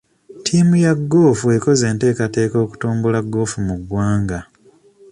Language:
Ganda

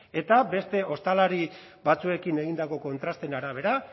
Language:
Basque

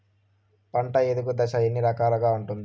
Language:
Telugu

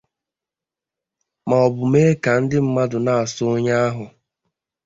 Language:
Igbo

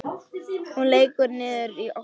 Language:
Icelandic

